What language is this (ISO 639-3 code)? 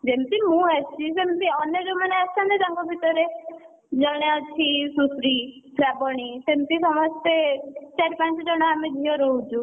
ori